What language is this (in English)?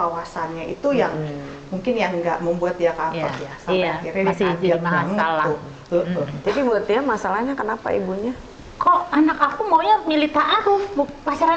Indonesian